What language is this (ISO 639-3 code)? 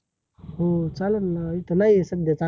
mar